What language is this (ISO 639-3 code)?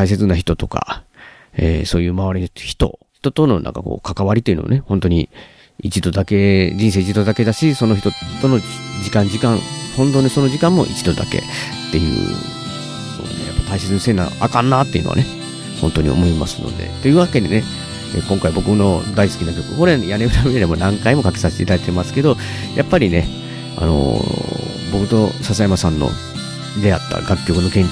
jpn